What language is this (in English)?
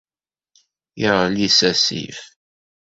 Kabyle